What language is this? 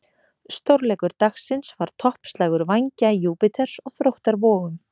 Icelandic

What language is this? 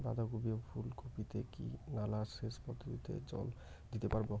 Bangla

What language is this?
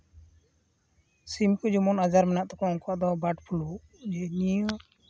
Santali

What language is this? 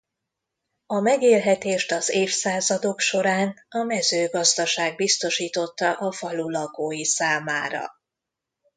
Hungarian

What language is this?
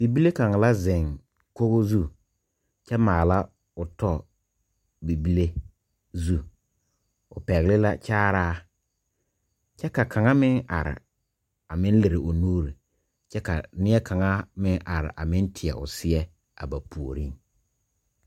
Southern Dagaare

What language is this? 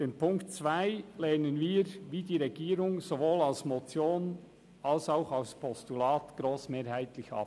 Swiss German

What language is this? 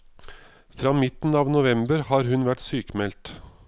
Norwegian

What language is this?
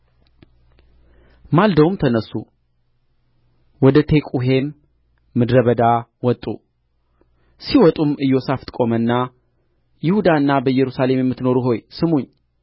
Amharic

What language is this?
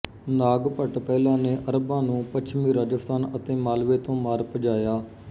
Punjabi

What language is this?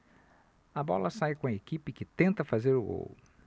Portuguese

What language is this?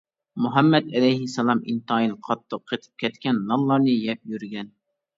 Uyghur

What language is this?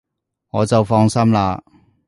Cantonese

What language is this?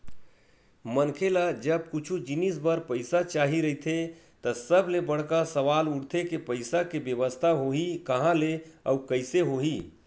Chhattisgarhi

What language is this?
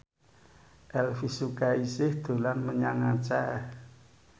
Javanese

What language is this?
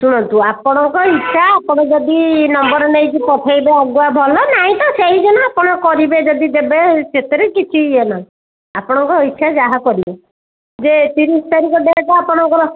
Odia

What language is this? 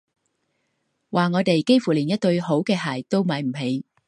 Cantonese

